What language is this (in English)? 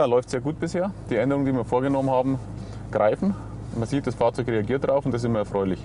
German